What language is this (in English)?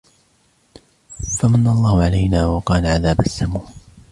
Arabic